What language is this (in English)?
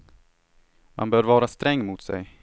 Swedish